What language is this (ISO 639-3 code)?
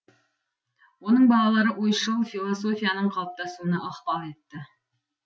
kaz